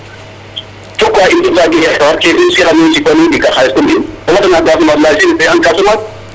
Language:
Serer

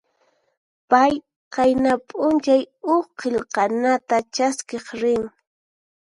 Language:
Puno Quechua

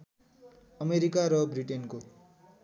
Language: Nepali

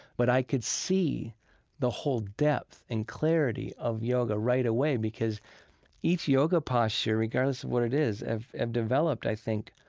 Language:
English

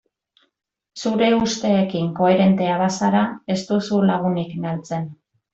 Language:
Basque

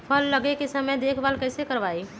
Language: Magahi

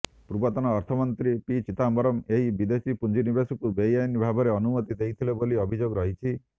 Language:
Odia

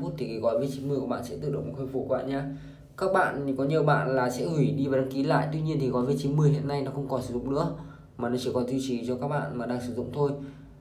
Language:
Vietnamese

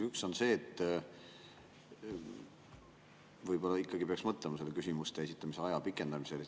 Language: Estonian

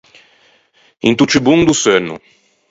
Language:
Ligurian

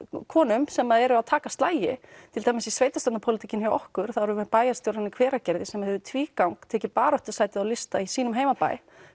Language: Icelandic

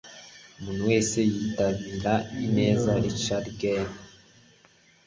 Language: Kinyarwanda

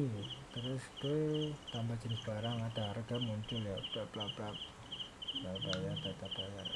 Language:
Indonesian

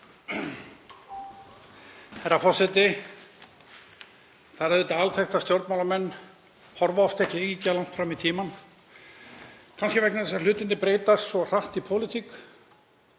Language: Icelandic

